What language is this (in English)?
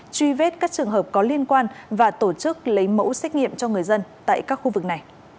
Vietnamese